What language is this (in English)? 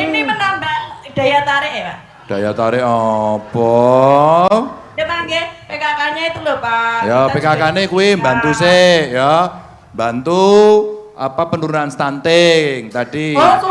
Indonesian